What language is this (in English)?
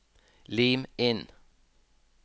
Norwegian